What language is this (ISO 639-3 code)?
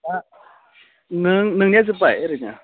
brx